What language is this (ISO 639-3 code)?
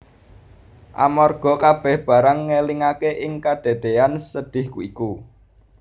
jav